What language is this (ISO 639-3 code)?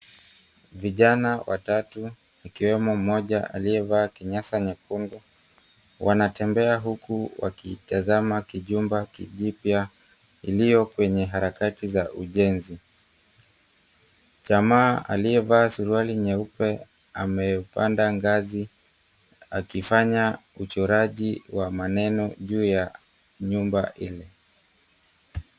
swa